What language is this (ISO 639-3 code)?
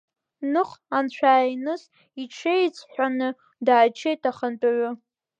abk